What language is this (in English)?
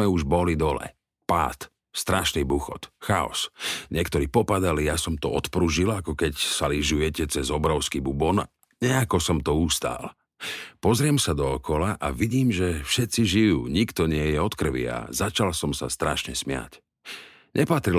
Slovak